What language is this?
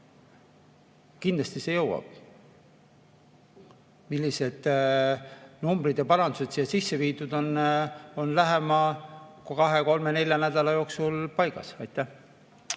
Estonian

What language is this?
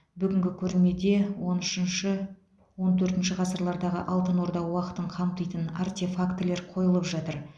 Kazakh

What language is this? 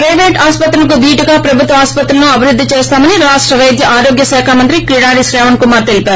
Telugu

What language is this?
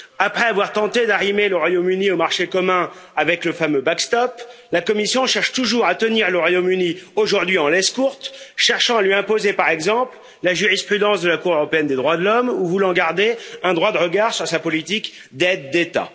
French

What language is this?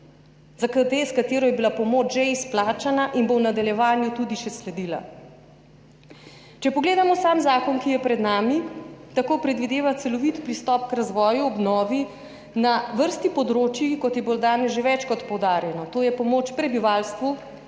Slovenian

